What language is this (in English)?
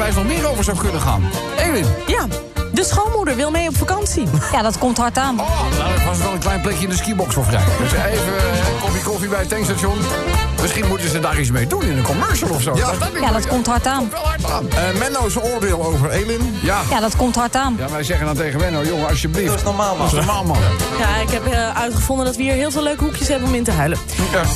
Dutch